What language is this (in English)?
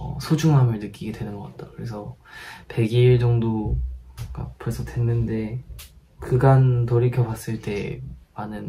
Korean